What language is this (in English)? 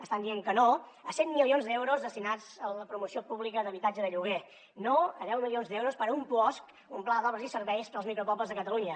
Catalan